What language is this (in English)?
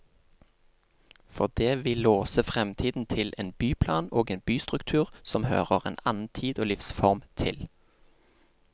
Norwegian